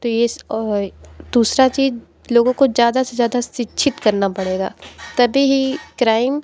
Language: Hindi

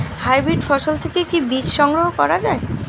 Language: Bangla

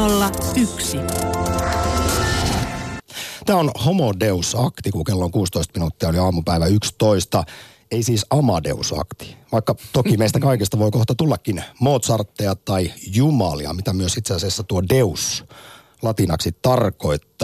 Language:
Finnish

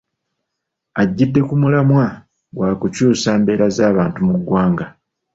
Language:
Ganda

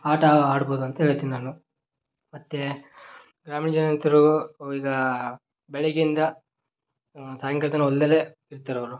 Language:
Kannada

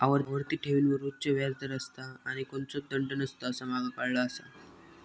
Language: Marathi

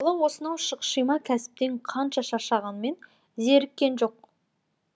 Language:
Kazakh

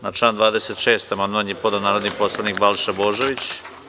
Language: Serbian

